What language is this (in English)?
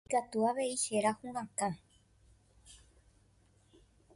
Guarani